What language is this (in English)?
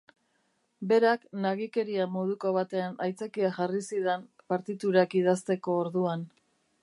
Basque